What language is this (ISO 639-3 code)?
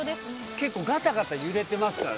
jpn